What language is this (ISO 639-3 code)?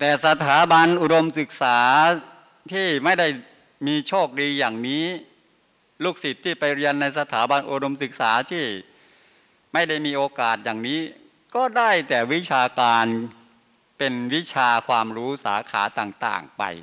tha